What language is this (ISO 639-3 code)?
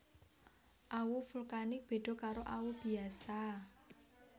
jav